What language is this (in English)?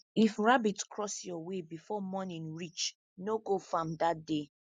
Nigerian Pidgin